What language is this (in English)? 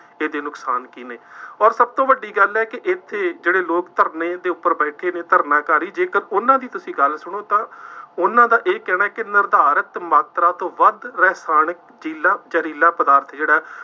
Punjabi